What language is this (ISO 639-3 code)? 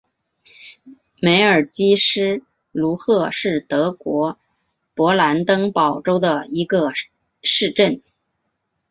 zho